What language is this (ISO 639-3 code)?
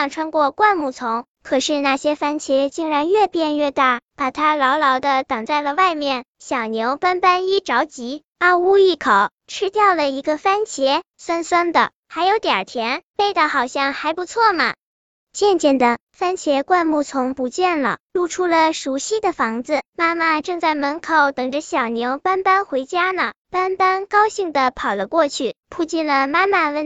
zho